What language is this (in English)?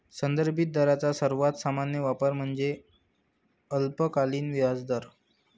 Marathi